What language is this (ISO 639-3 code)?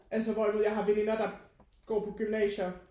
dan